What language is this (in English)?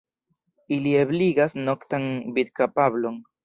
Esperanto